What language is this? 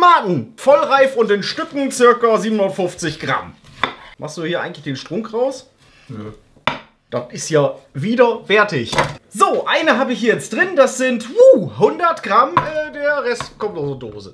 German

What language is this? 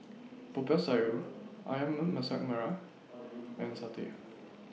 English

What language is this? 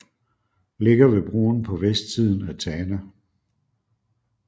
Danish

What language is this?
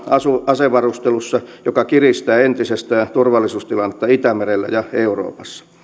Finnish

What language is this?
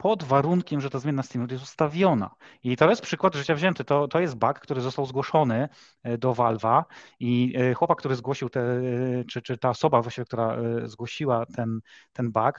Polish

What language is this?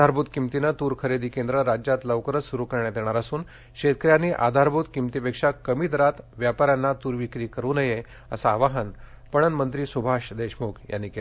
Marathi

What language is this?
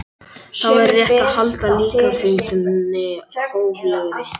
Icelandic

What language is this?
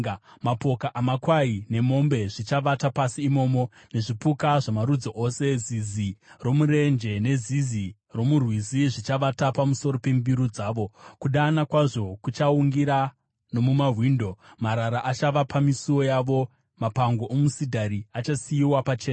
Shona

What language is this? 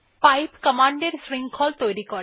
Bangla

